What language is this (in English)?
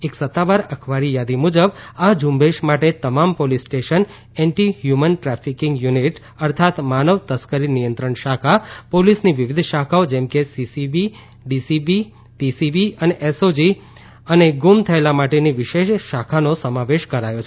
Gujarati